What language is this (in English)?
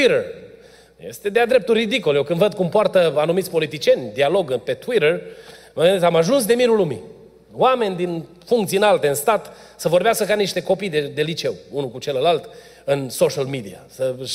Romanian